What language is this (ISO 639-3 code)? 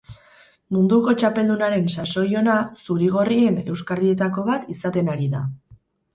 eus